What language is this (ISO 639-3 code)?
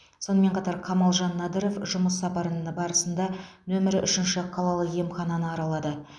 kaz